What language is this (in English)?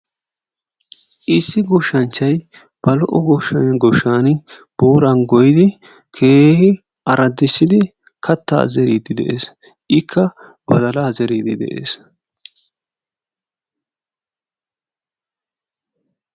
Wolaytta